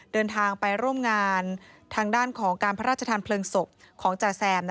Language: Thai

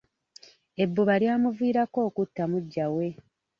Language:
Ganda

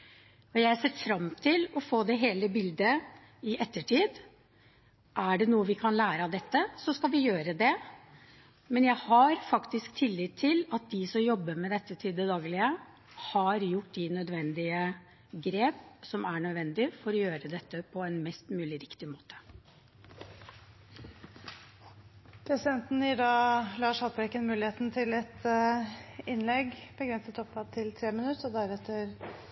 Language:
Norwegian Bokmål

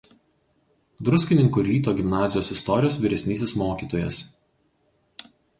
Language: Lithuanian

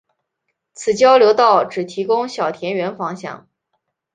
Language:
Chinese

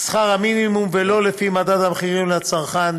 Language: Hebrew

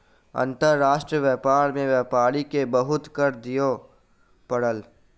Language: Maithili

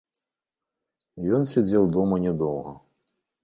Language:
Belarusian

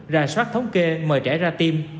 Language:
Vietnamese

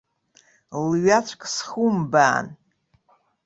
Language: Abkhazian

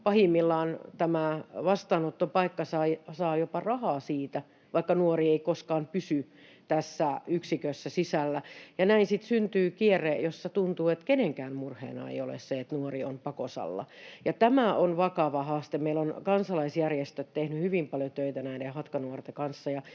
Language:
Finnish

